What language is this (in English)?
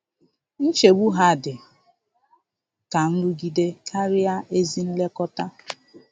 Igbo